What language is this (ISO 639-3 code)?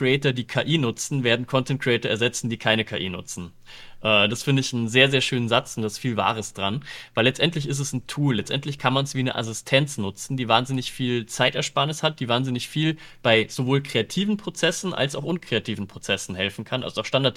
deu